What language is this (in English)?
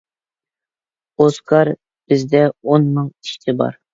Uyghur